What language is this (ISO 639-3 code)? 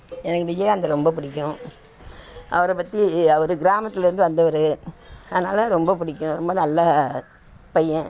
tam